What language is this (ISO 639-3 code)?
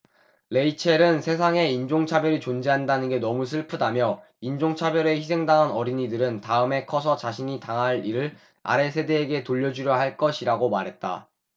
kor